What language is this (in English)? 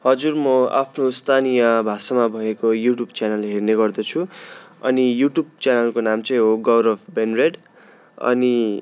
Nepali